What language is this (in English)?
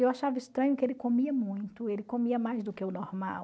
Portuguese